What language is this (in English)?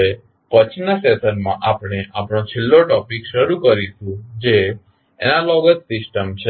Gujarati